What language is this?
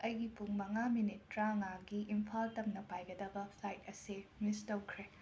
Manipuri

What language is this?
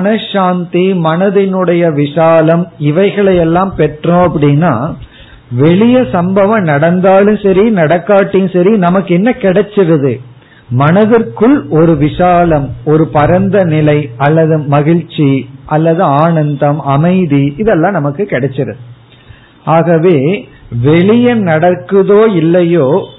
Tamil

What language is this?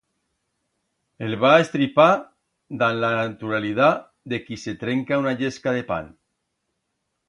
Aragonese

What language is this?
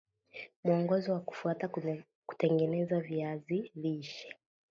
Swahili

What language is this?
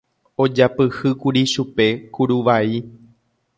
Guarani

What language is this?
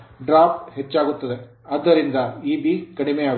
Kannada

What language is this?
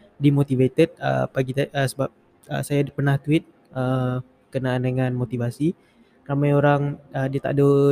Malay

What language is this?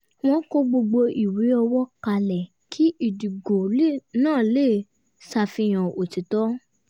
Yoruba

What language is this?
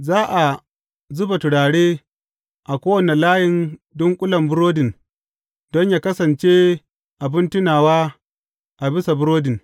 Hausa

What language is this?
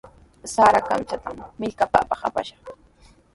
Sihuas Ancash Quechua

